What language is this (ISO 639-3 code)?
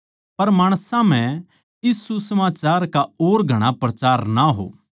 bgc